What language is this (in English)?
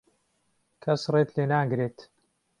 Central Kurdish